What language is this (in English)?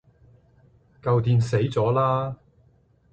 Cantonese